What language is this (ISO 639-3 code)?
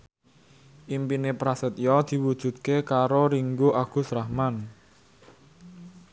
jav